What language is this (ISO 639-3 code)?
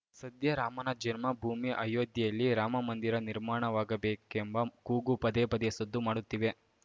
kan